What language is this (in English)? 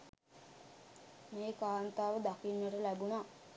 Sinhala